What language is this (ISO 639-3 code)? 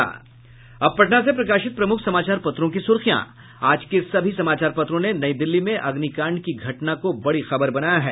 hin